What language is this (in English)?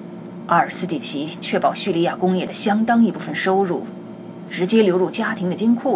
Chinese